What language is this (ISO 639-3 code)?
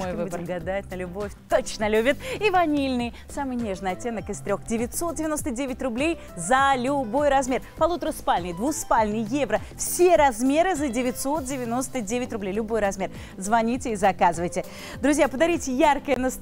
rus